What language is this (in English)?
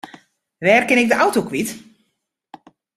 Western Frisian